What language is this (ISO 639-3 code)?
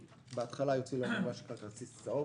heb